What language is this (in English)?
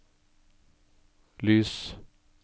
Norwegian